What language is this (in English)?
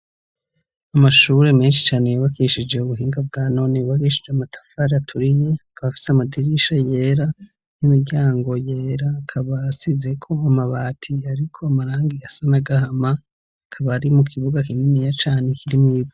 Rundi